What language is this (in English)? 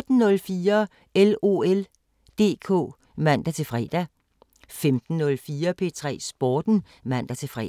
Danish